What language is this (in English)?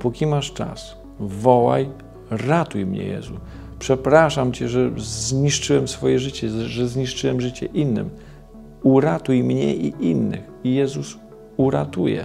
Polish